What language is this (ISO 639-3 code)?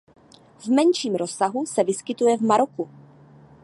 ces